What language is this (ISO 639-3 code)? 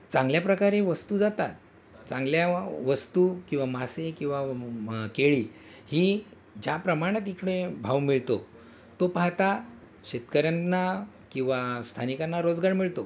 mar